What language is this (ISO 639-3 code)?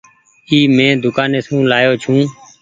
gig